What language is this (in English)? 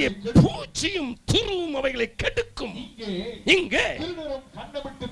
Tamil